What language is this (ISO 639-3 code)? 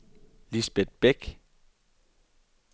dan